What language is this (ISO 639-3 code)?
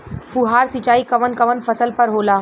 bho